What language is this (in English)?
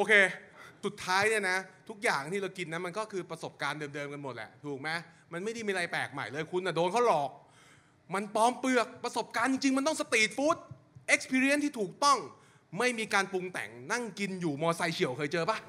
Thai